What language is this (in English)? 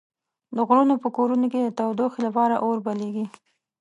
Pashto